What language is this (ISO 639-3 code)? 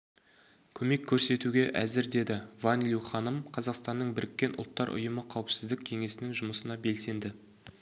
kaz